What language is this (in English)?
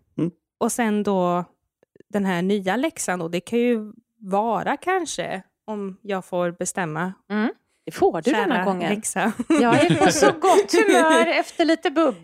Swedish